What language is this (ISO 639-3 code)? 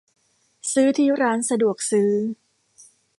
tha